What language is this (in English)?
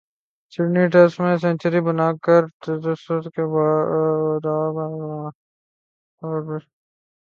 Urdu